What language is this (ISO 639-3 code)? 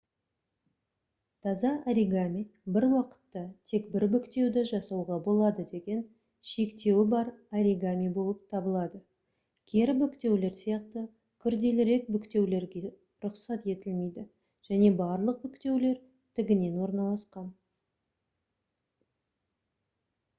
kaz